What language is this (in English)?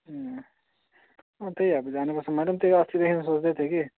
Nepali